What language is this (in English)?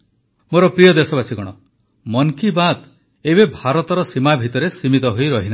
Odia